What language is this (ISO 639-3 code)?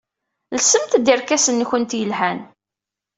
kab